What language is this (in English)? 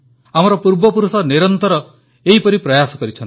Odia